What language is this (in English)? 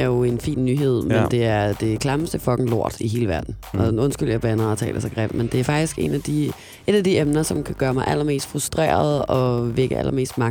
Danish